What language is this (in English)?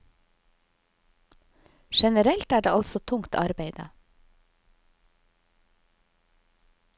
Norwegian